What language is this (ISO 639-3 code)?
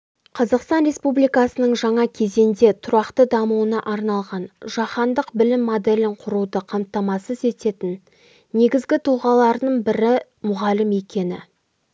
kaz